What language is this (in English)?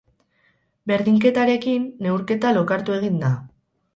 Basque